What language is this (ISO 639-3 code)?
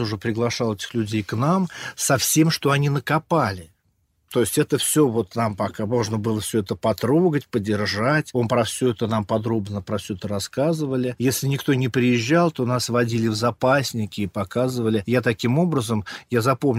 rus